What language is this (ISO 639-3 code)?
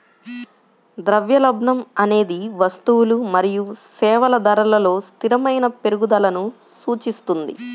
tel